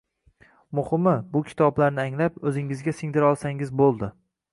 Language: Uzbek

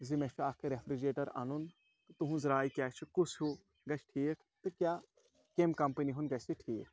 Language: Kashmiri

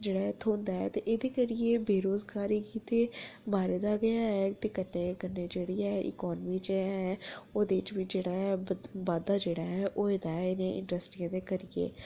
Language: Dogri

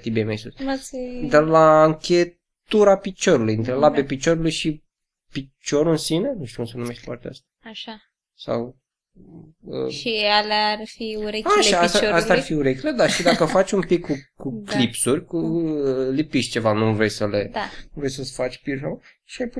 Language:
Romanian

